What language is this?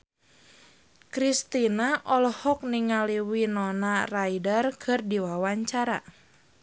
Sundanese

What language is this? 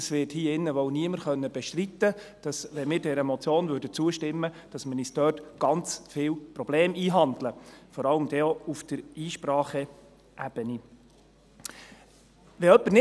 Swiss German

